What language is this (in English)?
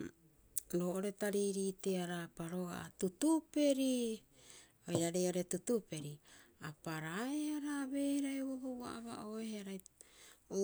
Rapoisi